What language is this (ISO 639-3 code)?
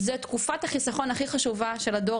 heb